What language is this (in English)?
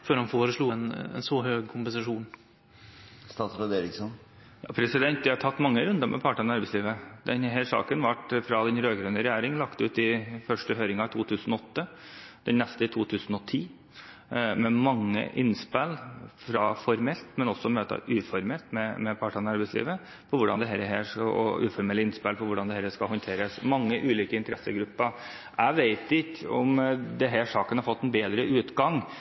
Norwegian